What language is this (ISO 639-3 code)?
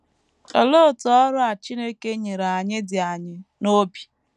ibo